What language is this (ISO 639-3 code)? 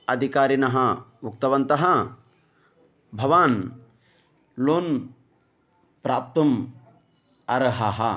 san